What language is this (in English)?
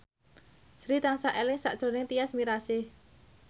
Javanese